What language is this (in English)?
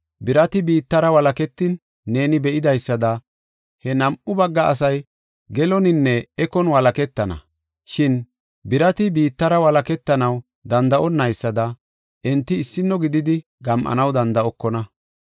Gofa